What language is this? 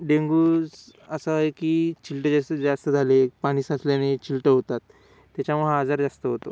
Marathi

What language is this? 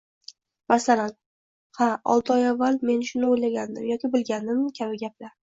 Uzbek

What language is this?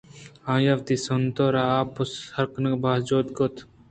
Eastern Balochi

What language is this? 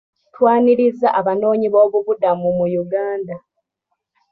Ganda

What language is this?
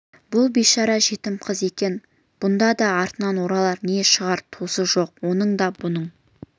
Kazakh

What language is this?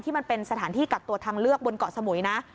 Thai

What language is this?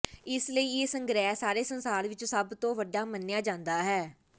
Punjabi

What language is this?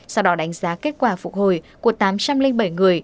Vietnamese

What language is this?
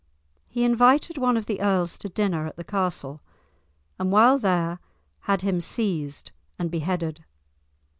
English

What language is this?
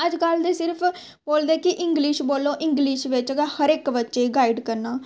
Dogri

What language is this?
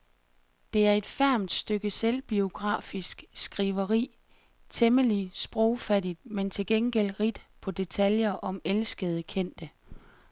Danish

